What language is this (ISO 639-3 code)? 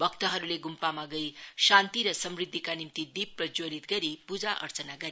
nep